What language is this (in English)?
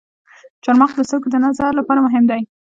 Pashto